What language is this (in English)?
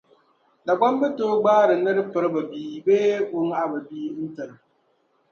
Dagbani